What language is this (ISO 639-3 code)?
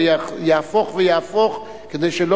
heb